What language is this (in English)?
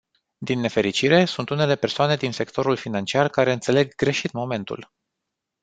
Romanian